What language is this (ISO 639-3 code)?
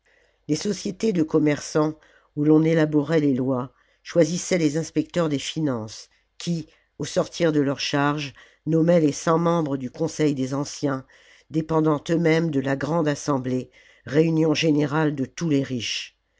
fra